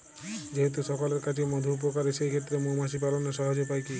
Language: Bangla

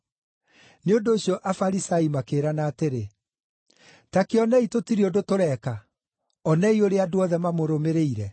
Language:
Kikuyu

